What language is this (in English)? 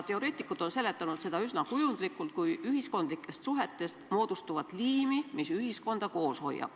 Estonian